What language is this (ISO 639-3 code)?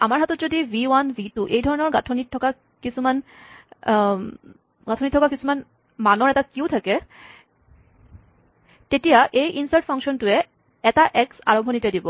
asm